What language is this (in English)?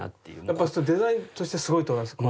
Japanese